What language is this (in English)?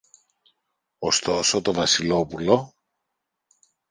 Greek